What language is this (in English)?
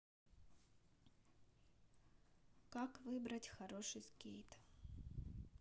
Russian